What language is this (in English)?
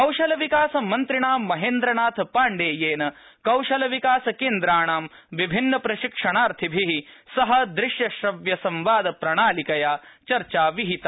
Sanskrit